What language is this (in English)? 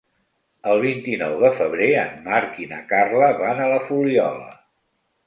Catalan